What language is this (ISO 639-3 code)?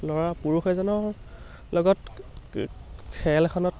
asm